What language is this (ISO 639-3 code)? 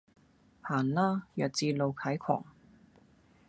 yue